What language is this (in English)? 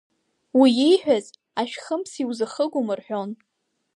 Abkhazian